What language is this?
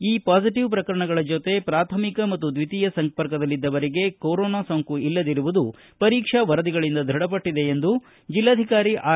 Kannada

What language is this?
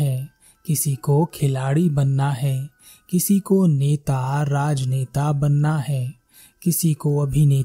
Hindi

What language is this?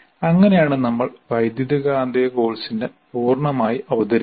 Malayalam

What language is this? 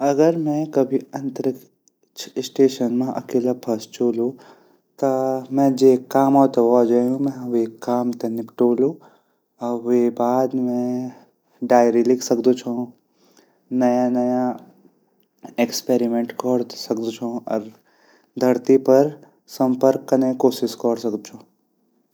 Garhwali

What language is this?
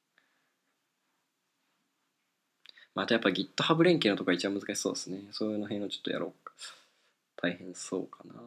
Japanese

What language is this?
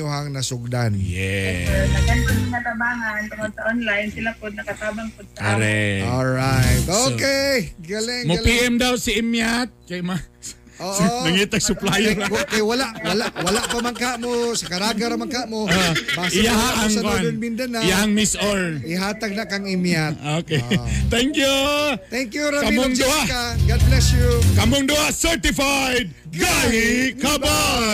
Filipino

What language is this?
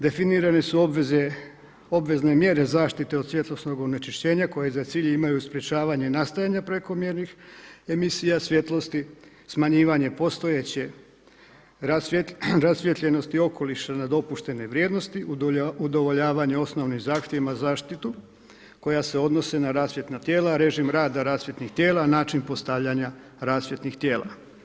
Croatian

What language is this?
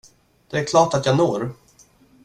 Swedish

